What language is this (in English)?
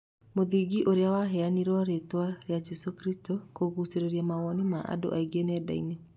Kikuyu